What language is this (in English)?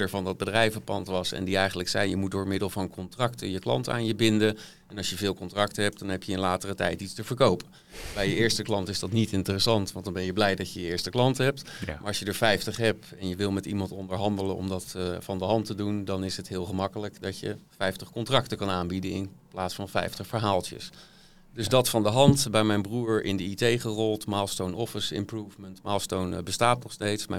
Dutch